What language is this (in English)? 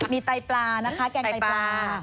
Thai